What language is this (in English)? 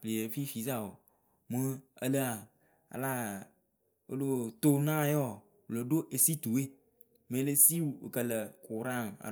Akebu